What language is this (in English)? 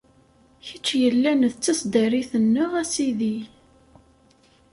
Kabyle